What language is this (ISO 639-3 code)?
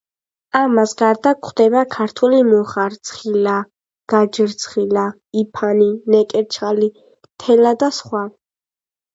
kat